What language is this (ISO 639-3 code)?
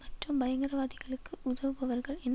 tam